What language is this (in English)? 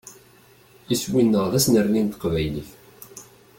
Kabyle